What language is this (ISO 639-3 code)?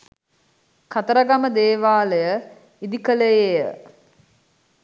sin